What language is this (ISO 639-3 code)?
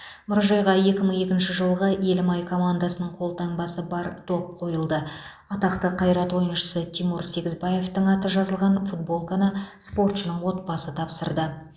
kaz